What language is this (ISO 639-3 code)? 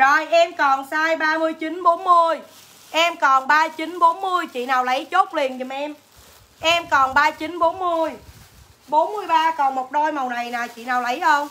vie